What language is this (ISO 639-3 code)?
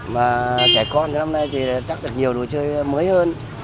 vie